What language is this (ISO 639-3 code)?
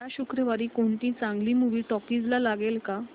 mar